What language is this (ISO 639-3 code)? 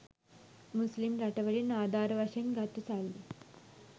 sin